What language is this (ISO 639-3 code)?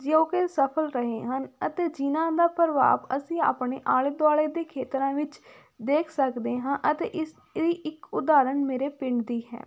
pan